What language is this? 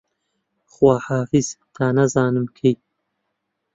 Central Kurdish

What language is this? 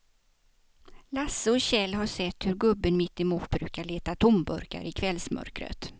Swedish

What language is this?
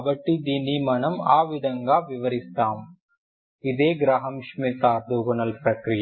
Telugu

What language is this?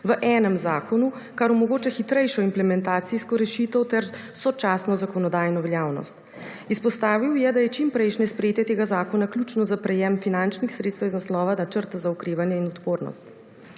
Slovenian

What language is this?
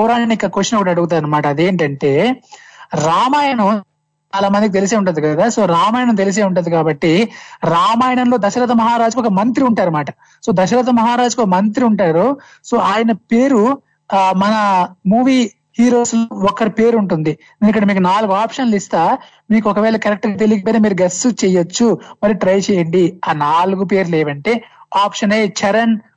Telugu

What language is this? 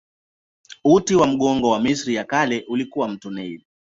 Swahili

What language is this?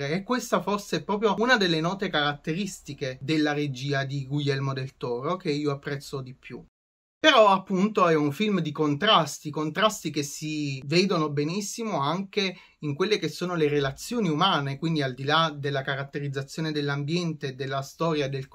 Italian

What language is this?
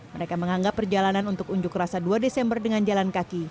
Indonesian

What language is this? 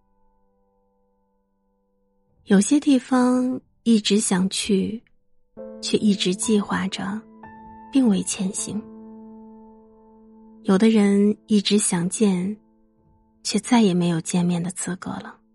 Chinese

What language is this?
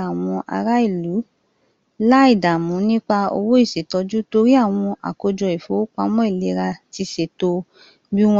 Yoruba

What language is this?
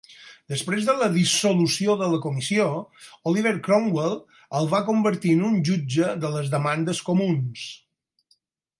Catalan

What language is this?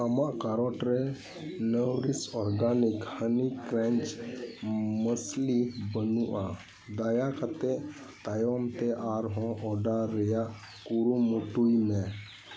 Santali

